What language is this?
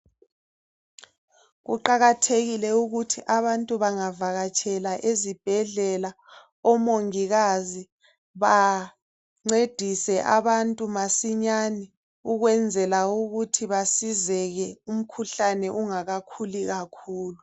North Ndebele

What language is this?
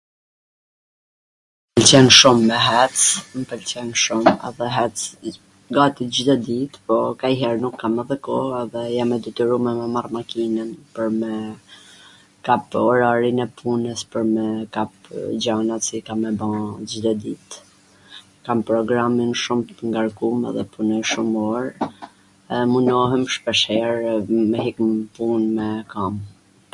Gheg Albanian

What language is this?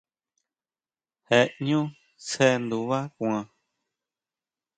Huautla Mazatec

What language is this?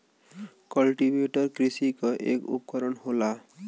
Bhojpuri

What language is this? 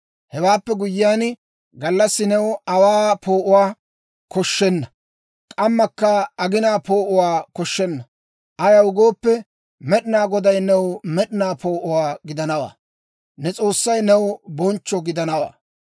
Dawro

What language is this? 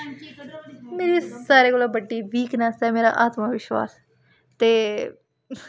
Dogri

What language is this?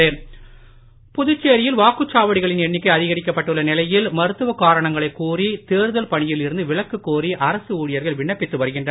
Tamil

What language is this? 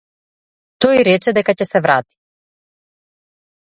Macedonian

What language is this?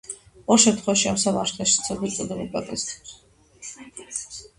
Georgian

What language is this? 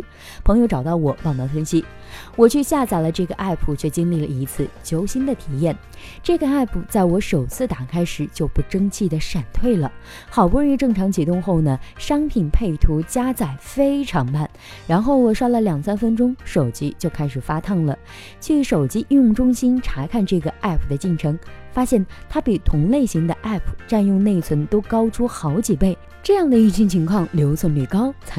Chinese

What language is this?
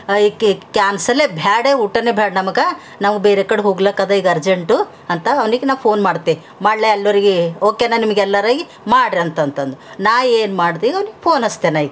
Kannada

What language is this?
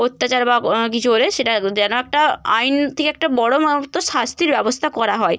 Bangla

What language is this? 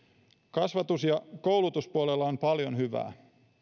Finnish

